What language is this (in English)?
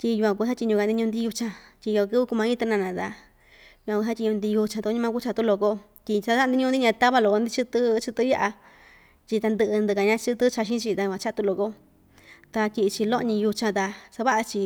Ixtayutla Mixtec